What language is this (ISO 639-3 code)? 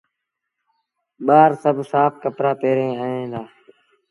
sbn